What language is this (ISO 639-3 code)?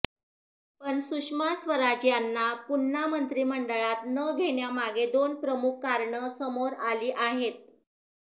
mar